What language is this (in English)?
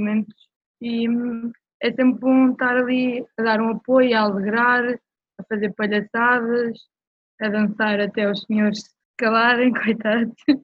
Portuguese